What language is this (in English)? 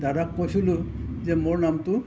Assamese